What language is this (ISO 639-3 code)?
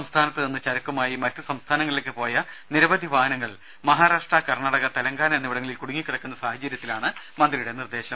mal